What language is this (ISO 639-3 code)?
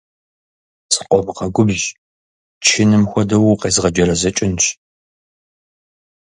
kbd